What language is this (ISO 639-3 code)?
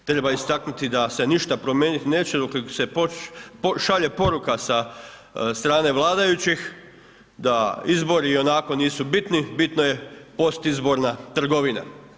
hrv